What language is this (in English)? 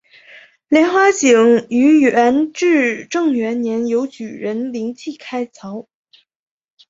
Chinese